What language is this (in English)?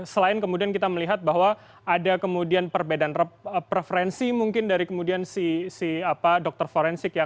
Indonesian